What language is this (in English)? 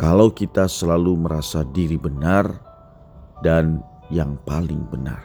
Indonesian